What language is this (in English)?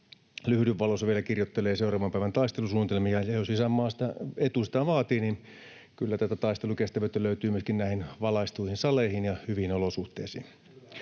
Finnish